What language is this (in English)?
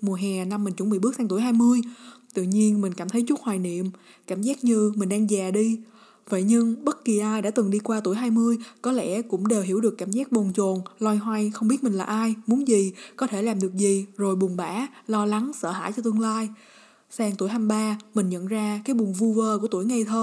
Vietnamese